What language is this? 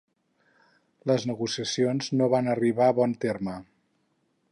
Catalan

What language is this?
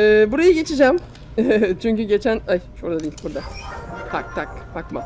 Turkish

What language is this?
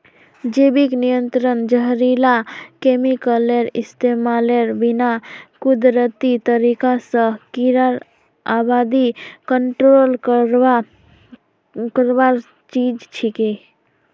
Magahi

